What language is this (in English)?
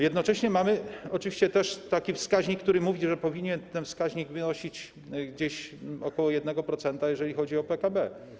Polish